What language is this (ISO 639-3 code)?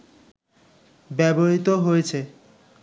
ben